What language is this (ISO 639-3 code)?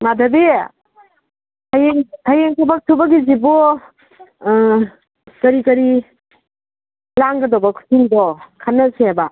mni